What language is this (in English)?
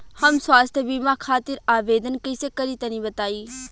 Bhojpuri